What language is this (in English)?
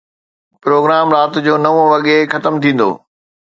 Sindhi